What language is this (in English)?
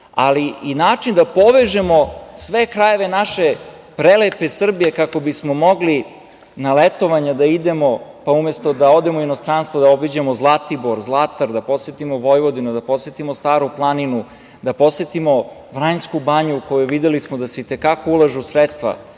Serbian